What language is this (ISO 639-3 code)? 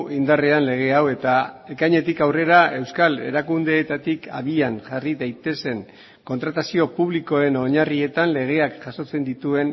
eus